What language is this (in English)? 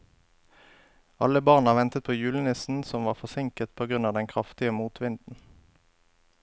Norwegian